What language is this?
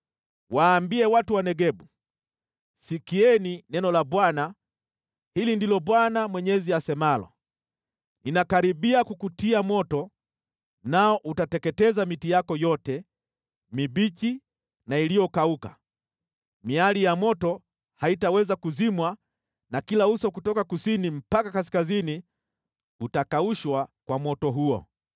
Swahili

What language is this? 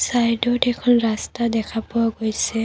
Assamese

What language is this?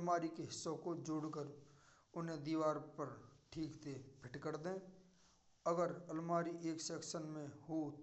Braj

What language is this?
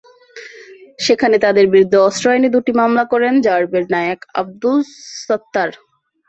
Bangla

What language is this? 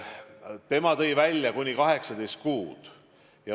Estonian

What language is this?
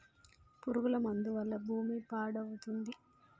Telugu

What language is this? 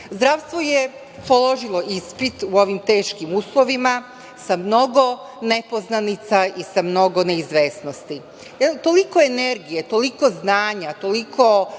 Serbian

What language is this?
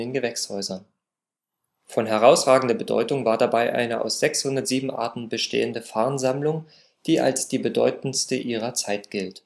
German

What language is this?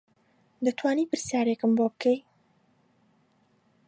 Central Kurdish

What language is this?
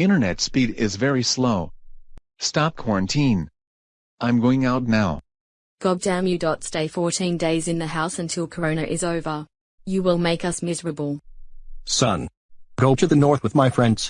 English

